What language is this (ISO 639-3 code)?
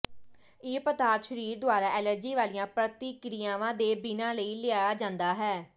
pan